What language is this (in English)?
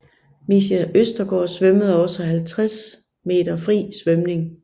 Danish